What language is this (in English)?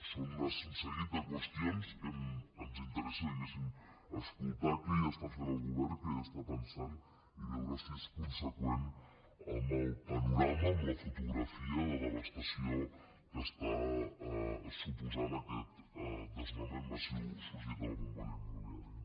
Catalan